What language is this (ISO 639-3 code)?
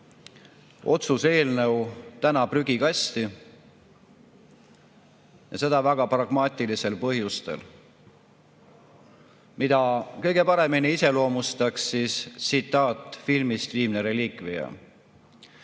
est